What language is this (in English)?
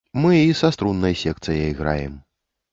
Belarusian